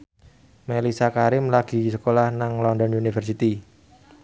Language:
Javanese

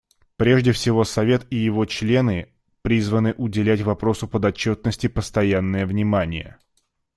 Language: Russian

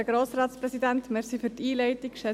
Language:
Swiss German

